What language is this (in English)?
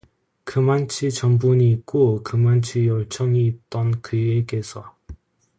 Korean